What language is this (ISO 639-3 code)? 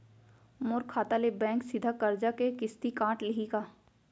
hne